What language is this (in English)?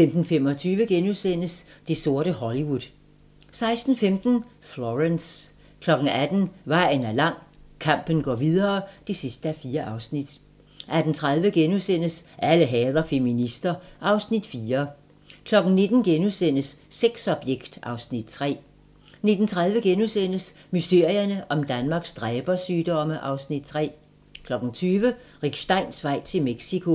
Danish